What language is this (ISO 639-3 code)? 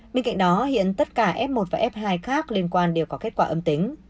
vie